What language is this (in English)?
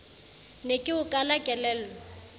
Southern Sotho